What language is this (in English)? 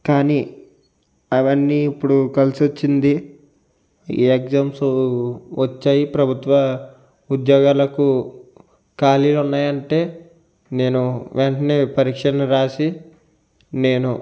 Telugu